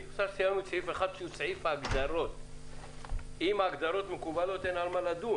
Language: Hebrew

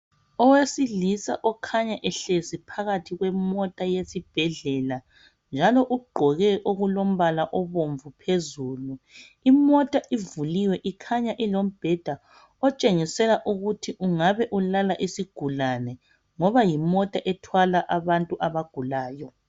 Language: North Ndebele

